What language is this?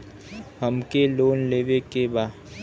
Bhojpuri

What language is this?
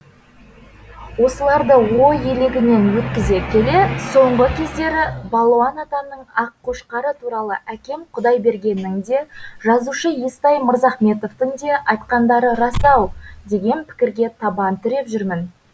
Kazakh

